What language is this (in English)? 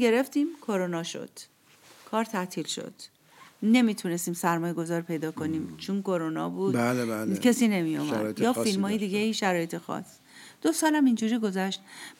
Persian